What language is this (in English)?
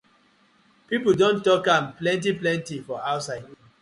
Nigerian Pidgin